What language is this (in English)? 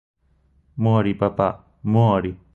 Italian